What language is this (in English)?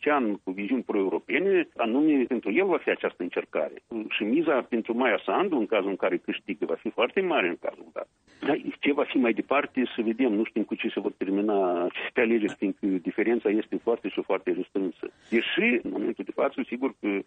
Romanian